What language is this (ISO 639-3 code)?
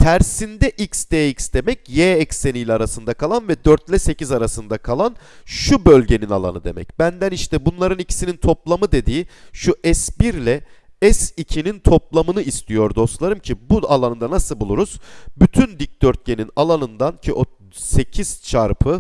tur